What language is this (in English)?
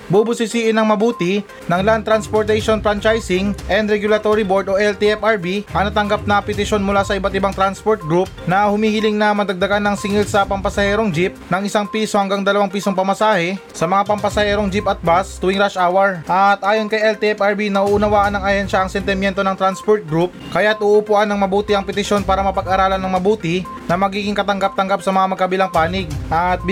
Filipino